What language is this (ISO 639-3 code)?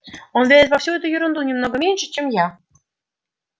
rus